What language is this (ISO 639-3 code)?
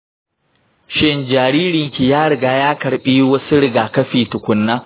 hau